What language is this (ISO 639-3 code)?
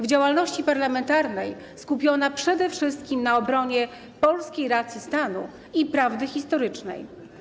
pol